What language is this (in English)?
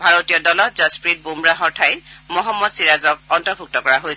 Assamese